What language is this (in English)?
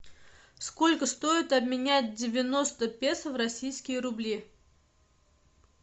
Russian